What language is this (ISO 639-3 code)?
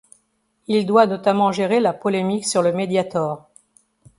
fra